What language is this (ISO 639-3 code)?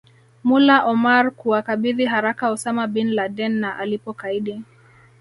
swa